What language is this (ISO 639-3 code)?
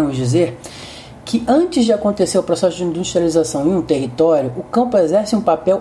por